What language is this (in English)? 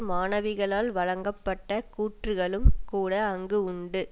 Tamil